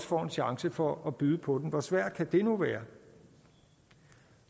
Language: Danish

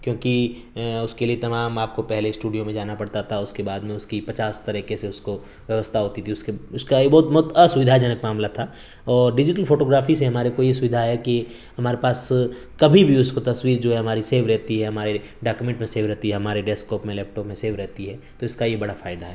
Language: Urdu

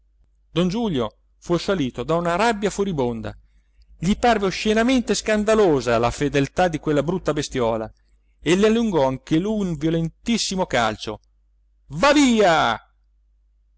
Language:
Italian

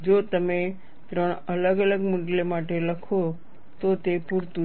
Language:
Gujarati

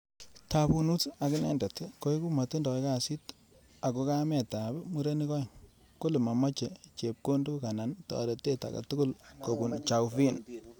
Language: Kalenjin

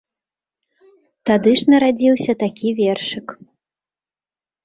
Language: Belarusian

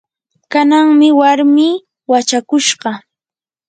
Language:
Yanahuanca Pasco Quechua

